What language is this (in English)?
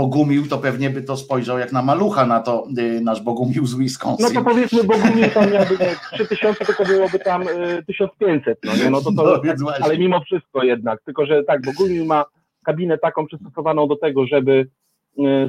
Polish